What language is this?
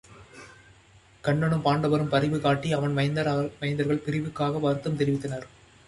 Tamil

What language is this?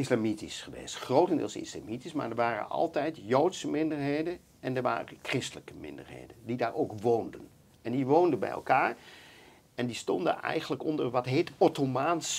Dutch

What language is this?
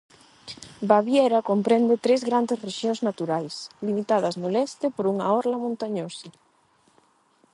Galician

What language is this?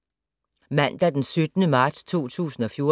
Danish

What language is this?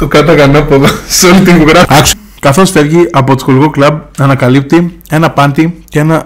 Greek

